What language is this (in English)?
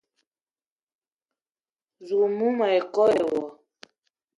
Eton (Cameroon)